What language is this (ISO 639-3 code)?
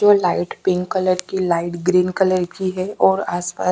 hin